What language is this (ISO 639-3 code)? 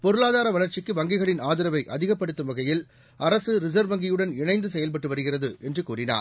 tam